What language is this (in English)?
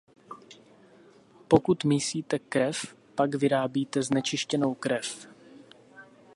Czech